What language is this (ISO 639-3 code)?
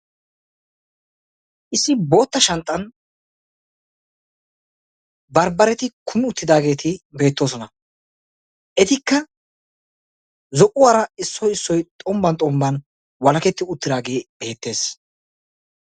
wal